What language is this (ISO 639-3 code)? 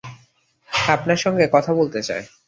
ben